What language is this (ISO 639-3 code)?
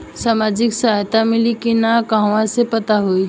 bho